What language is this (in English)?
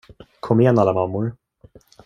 Swedish